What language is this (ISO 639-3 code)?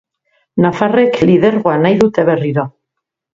eus